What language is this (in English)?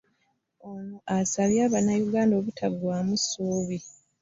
Ganda